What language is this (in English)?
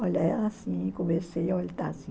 Portuguese